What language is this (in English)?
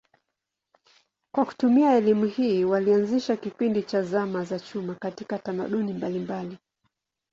Swahili